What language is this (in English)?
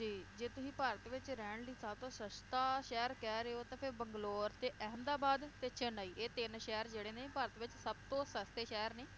Punjabi